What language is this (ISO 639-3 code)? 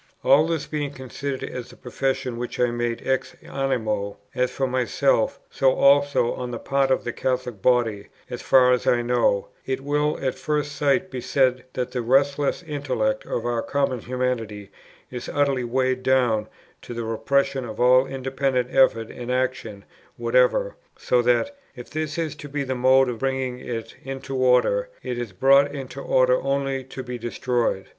eng